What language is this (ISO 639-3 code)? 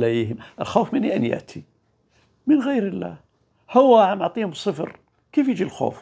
ara